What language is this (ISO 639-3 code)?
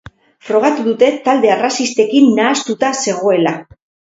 eus